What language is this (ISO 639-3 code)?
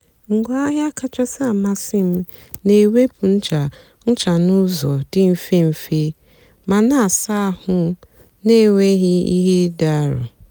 ibo